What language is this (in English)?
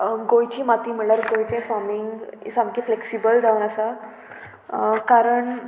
Konkani